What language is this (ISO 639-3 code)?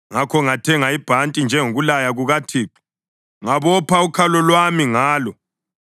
nde